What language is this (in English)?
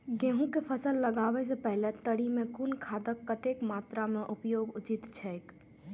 Maithili